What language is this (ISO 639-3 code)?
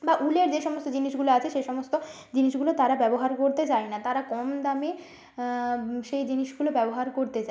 ben